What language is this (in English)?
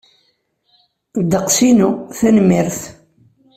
Kabyle